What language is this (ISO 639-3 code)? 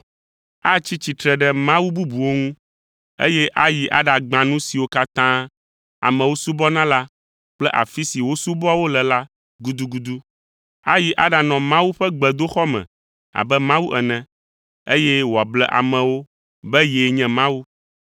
ewe